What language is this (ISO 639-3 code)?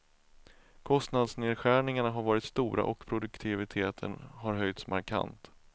swe